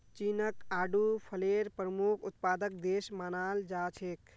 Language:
Magahi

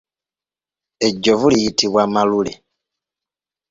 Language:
Ganda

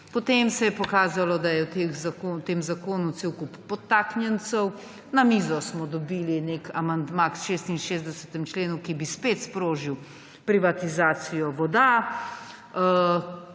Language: Slovenian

